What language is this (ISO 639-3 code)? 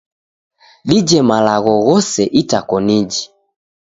dav